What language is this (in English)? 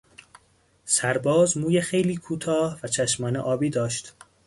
Persian